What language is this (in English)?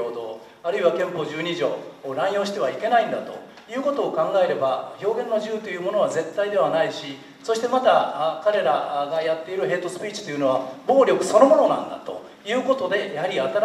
Japanese